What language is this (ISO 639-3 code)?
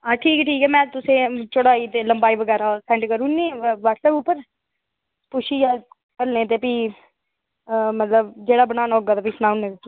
doi